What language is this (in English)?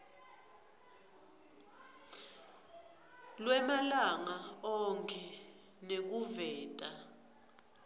Swati